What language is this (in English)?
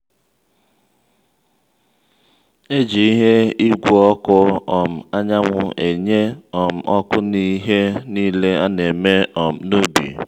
Igbo